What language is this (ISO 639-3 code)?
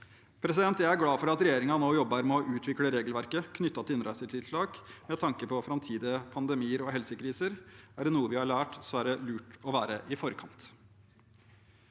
nor